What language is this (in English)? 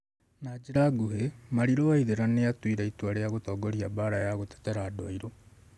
Kikuyu